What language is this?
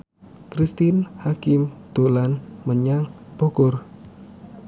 Javanese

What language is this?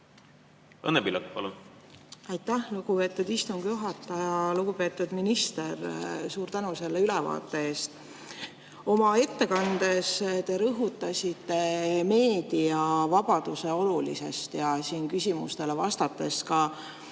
Estonian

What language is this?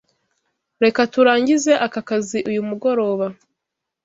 Kinyarwanda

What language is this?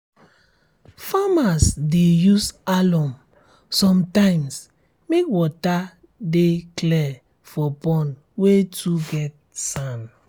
Nigerian Pidgin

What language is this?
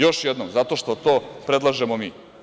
Serbian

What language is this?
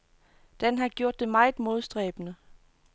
Danish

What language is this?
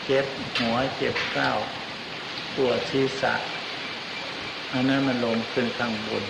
Thai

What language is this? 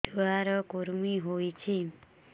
Odia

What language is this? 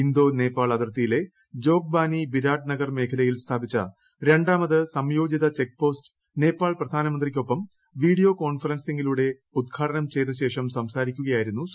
Malayalam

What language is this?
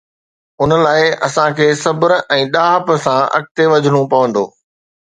Sindhi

